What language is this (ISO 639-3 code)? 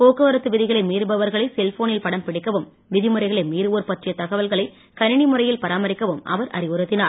tam